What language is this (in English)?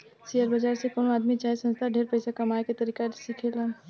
Bhojpuri